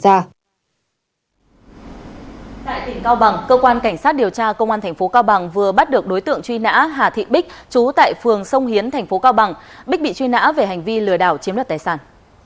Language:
Vietnamese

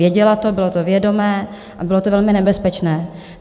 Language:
Czech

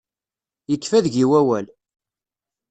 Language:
Kabyle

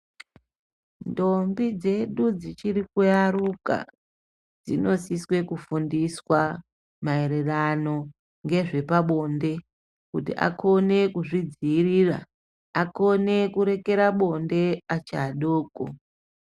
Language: Ndau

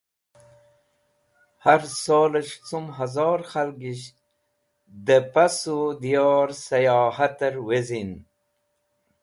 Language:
Wakhi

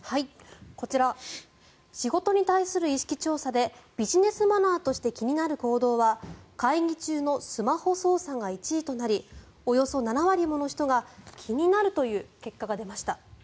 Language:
Japanese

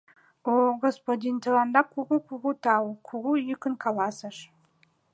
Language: Mari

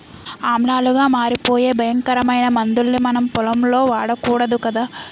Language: Telugu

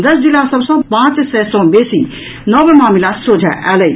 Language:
Maithili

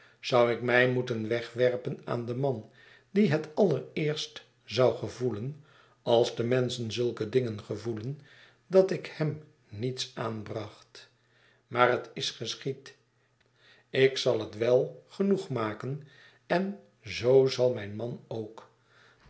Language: Dutch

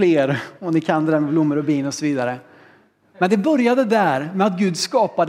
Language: Swedish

